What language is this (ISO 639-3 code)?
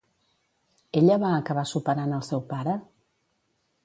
cat